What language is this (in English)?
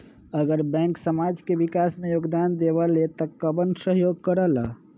Magahi